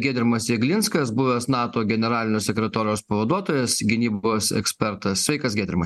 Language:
Lithuanian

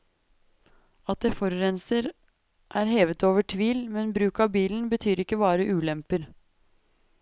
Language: Norwegian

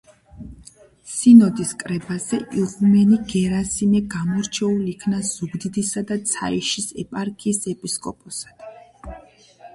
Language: Georgian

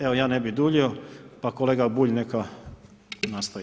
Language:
Croatian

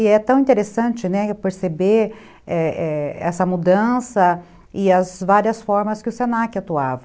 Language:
Portuguese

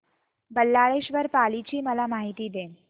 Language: Marathi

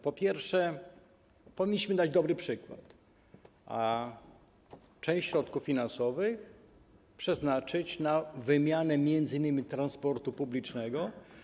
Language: Polish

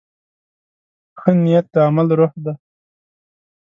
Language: Pashto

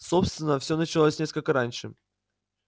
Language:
Russian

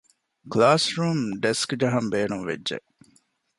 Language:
Divehi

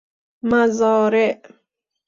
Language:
Persian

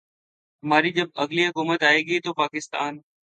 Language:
Urdu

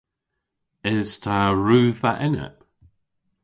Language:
Cornish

